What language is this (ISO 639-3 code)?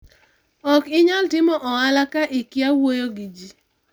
luo